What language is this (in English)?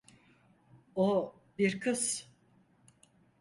Turkish